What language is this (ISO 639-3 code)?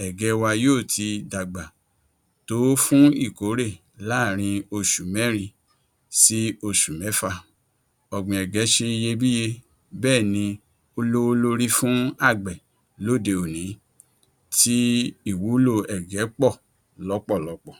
yor